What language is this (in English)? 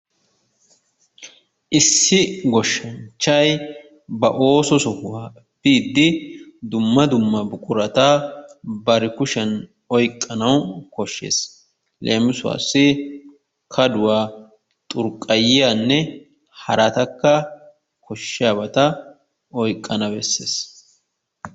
Wolaytta